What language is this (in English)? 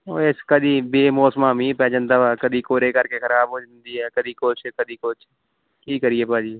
Punjabi